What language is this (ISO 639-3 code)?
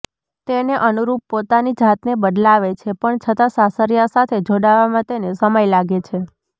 guj